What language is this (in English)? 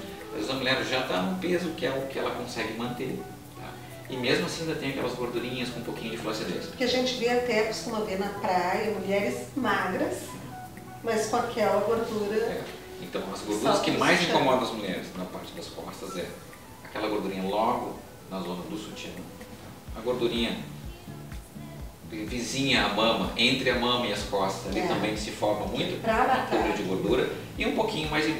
Portuguese